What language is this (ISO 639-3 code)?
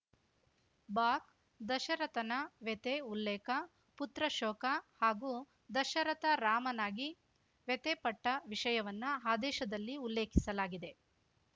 kan